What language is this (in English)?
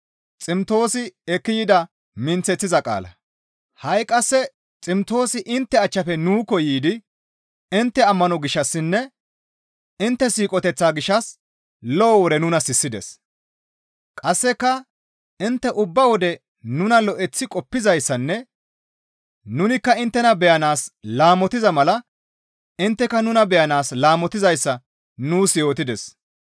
Gamo